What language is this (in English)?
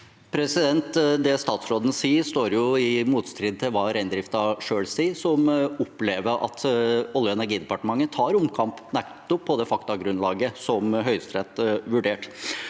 Norwegian